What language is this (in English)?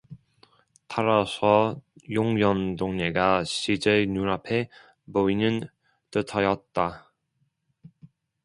Korean